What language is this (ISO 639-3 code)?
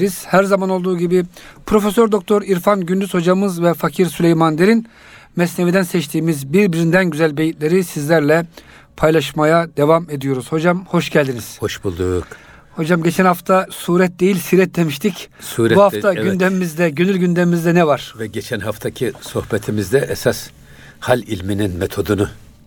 tur